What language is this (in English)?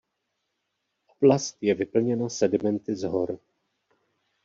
Czech